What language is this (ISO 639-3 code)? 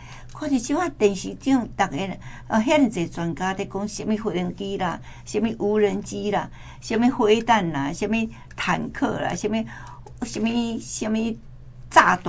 zho